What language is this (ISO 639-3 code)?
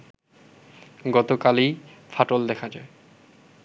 ben